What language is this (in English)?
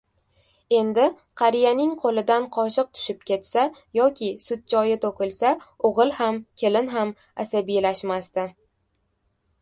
Uzbek